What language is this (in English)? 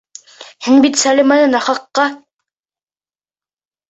Bashkir